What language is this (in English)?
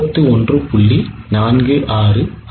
Tamil